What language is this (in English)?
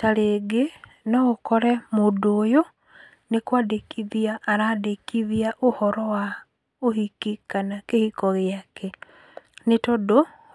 Kikuyu